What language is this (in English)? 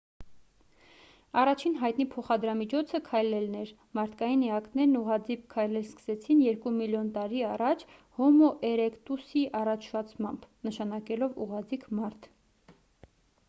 Armenian